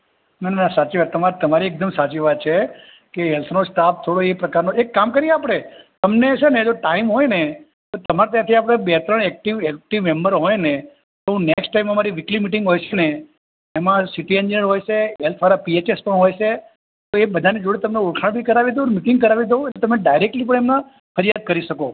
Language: Gujarati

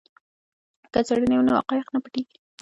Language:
Pashto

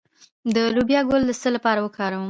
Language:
Pashto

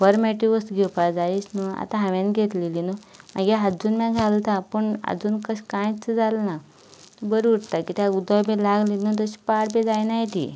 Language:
Konkani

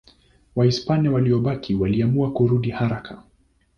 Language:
Swahili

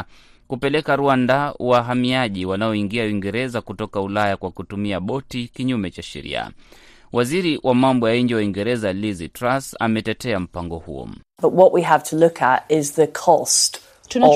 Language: Swahili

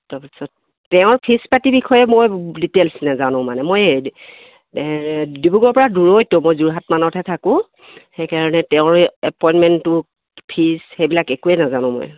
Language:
Assamese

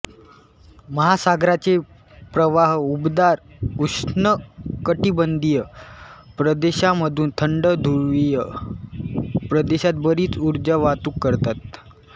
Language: Marathi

